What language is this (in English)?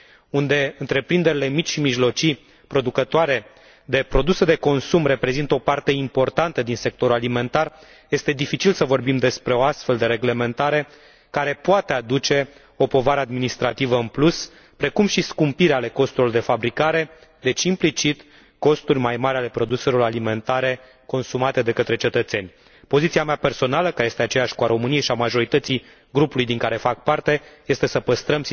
Romanian